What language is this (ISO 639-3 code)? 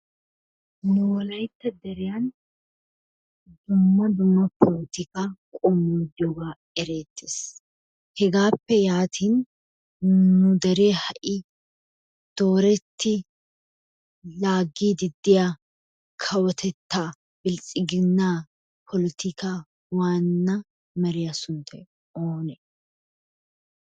wal